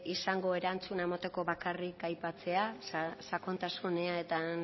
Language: Basque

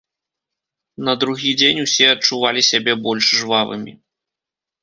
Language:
Belarusian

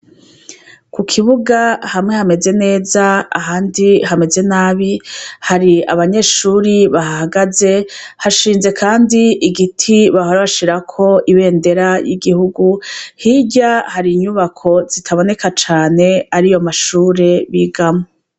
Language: Rundi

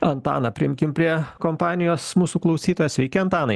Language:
Lithuanian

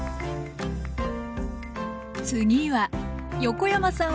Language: Japanese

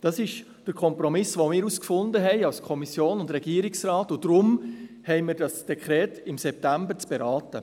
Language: Swiss German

